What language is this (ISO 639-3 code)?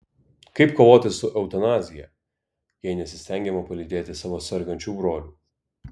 lit